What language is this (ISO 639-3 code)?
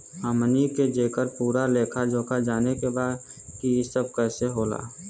bho